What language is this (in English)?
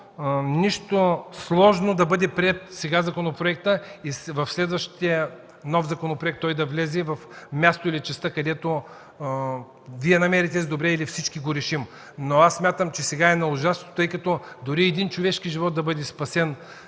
Bulgarian